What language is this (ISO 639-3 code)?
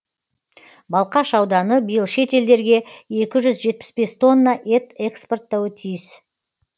kaz